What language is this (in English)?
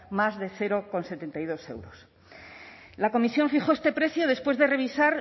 Spanish